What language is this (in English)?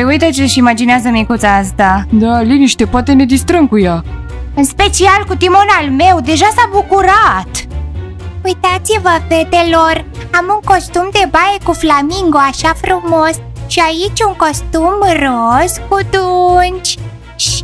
Romanian